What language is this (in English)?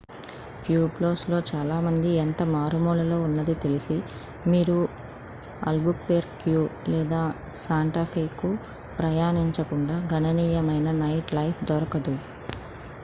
Telugu